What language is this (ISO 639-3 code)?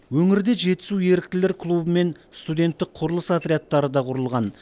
kaz